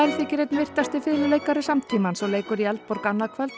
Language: Icelandic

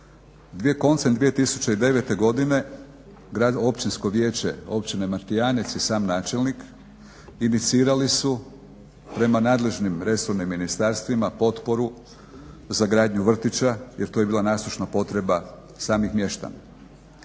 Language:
Croatian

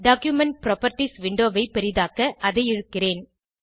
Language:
Tamil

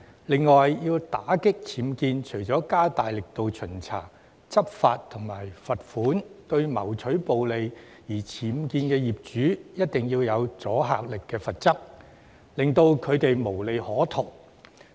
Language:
Cantonese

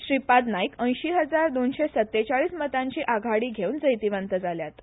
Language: Konkani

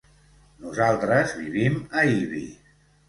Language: Catalan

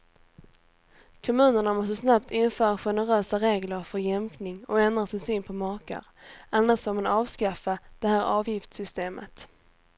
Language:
Swedish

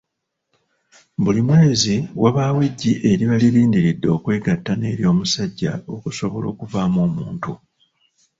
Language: Ganda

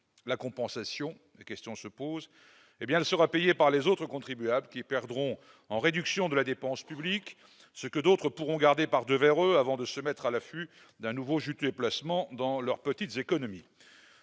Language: French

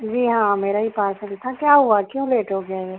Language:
Urdu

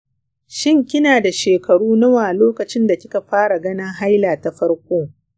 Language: Hausa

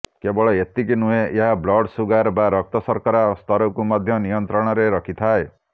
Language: Odia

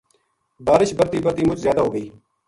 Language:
Gujari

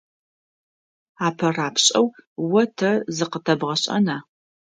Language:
Adyghe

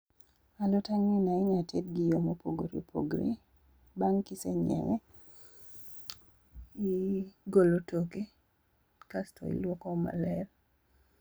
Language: Luo (Kenya and Tanzania)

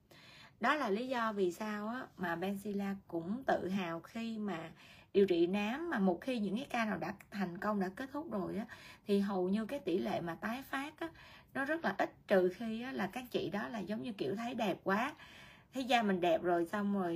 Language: Vietnamese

